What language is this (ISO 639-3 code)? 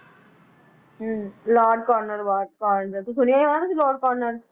pan